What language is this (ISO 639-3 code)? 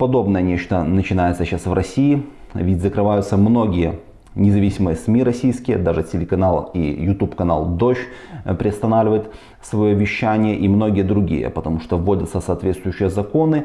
rus